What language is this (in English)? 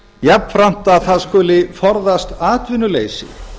Icelandic